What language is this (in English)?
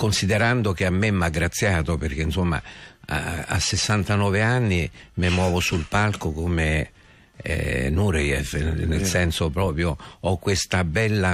Italian